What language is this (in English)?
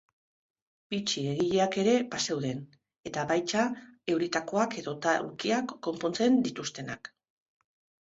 Basque